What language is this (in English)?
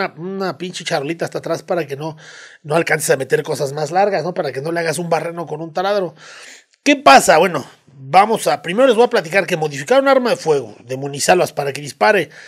Spanish